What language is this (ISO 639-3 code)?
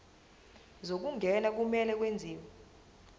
zul